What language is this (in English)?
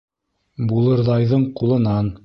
Bashkir